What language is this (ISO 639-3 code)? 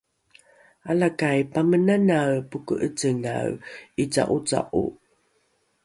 dru